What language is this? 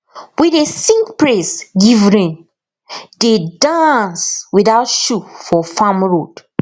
Nigerian Pidgin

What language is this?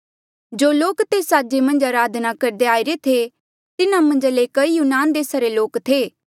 Mandeali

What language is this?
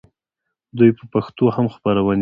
Pashto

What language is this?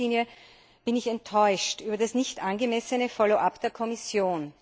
German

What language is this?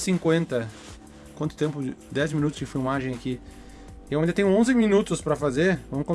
Portuguese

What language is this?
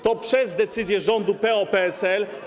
Polish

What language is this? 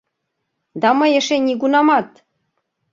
Mari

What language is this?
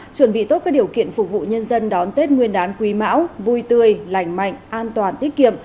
Vietnamese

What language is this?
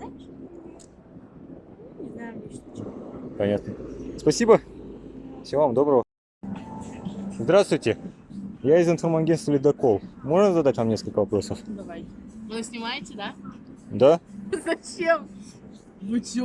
Russian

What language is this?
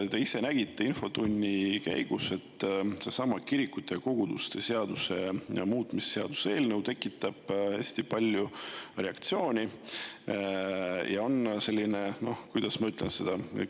Estonian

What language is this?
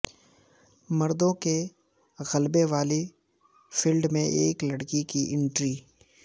Urdu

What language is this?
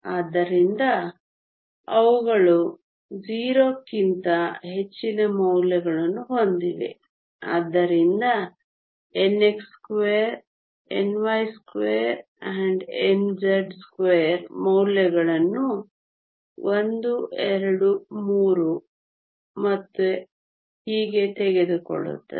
Kannada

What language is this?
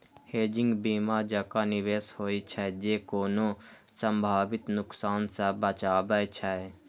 Maithili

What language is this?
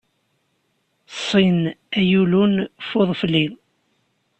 Kabyle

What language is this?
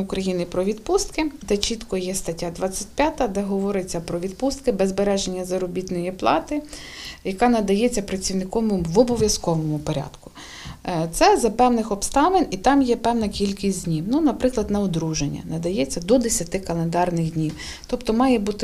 Ukrainian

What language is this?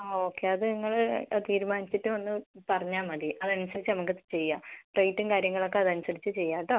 Malayalam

